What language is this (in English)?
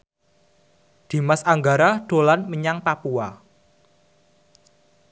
Javanese